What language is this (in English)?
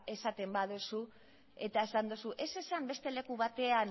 Basque